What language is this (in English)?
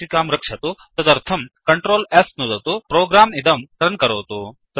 Sanskrit